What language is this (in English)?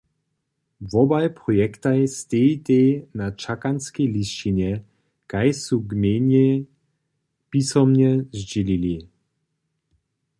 Upper Sorbian